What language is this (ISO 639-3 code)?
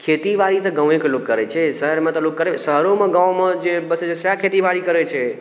mai